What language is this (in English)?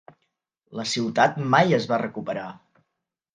Catalan